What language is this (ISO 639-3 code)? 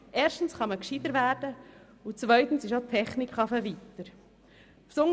gsw